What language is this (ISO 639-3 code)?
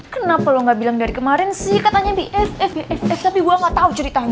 ind